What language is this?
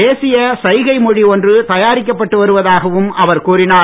Tamil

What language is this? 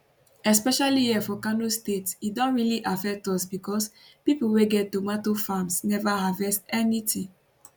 Nigerian Pidgin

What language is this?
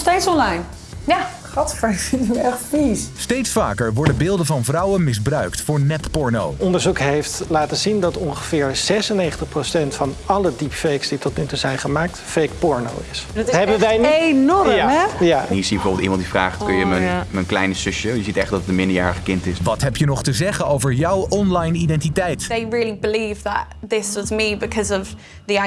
Dutch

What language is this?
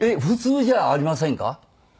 Japanese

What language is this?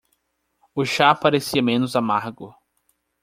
Portuguese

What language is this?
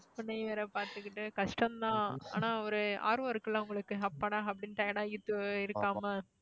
Tamil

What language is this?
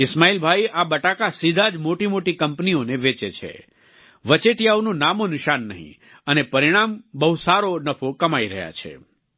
Gujarati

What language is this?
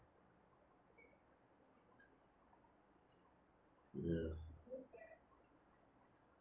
English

